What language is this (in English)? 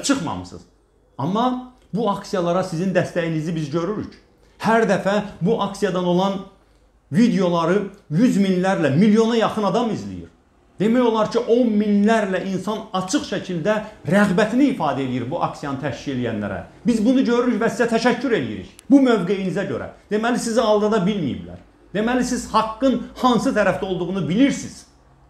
Turkish